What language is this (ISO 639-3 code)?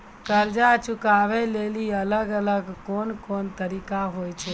mai